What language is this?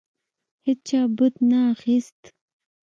Pashto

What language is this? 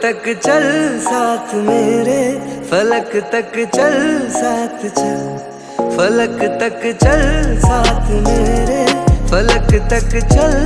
Hindi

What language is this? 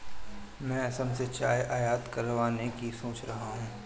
Hindi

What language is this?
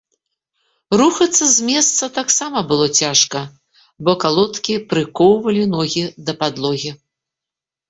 Belarusian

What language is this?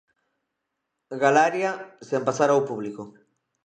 Galician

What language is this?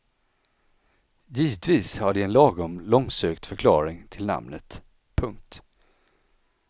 Swedish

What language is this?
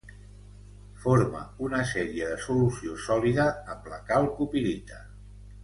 Catalan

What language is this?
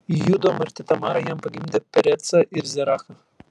Lithuanian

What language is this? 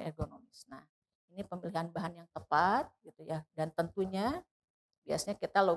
Indonesian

